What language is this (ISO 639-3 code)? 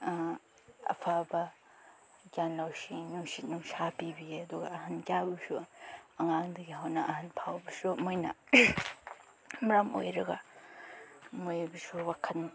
mni